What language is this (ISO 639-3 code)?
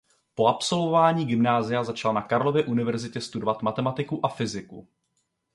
ces